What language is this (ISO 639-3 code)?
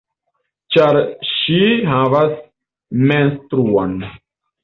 epo